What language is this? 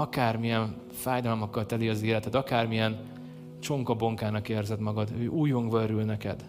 Hungarian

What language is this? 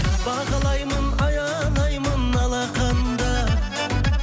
Kazakh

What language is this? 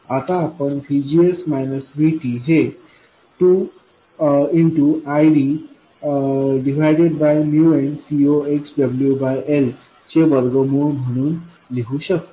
Marathi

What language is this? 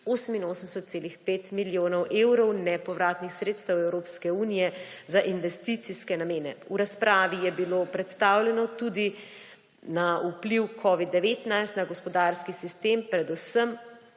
Slovenian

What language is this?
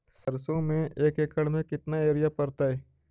Magahi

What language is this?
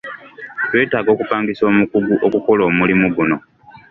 Ganda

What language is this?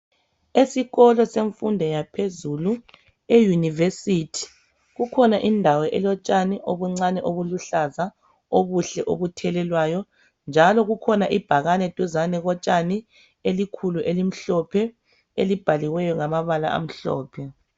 North Ndebele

